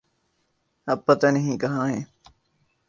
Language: Urdu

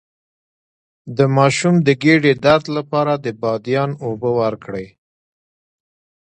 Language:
Pashto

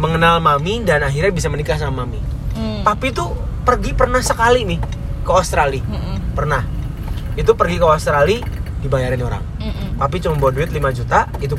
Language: Indonesian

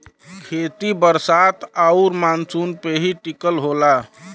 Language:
Bhojpuri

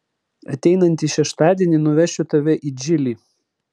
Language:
Lithuanian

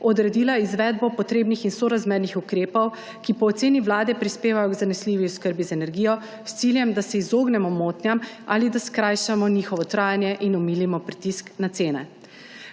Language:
Slovenian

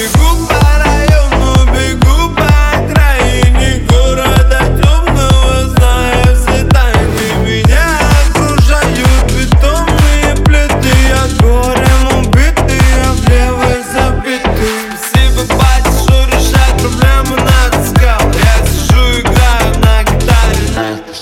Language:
Russian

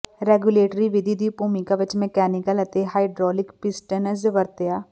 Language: Punjabi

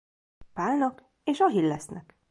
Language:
Hungarian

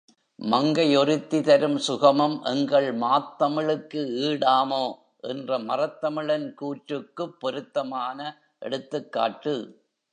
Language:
Tamil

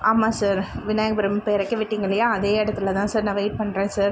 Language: Tamil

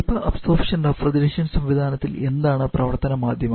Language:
Malayalam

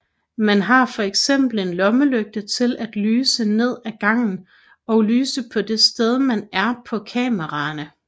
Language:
Danish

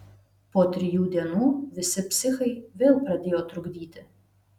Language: Lithuanian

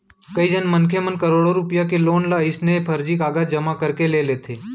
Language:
Chhattisgarhi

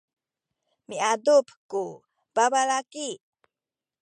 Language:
Sakizaya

